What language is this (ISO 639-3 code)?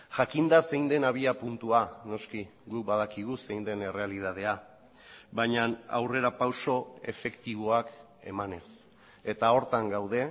eus